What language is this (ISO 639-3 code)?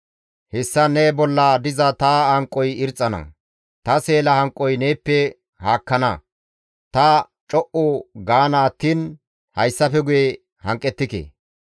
gmv